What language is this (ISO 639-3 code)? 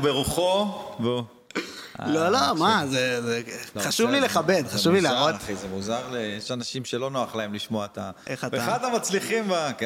heb